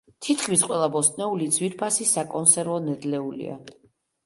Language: Georgian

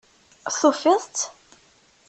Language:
Kabyle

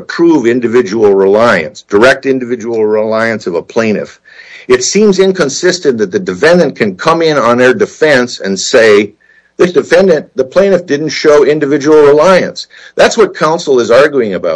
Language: English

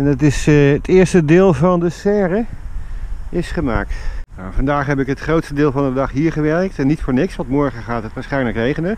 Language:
Dutch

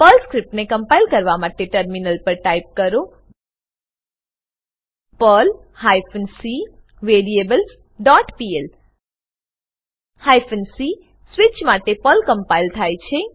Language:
Gujarati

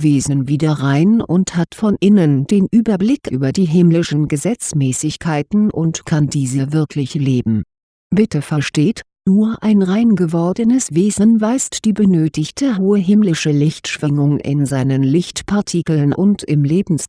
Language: German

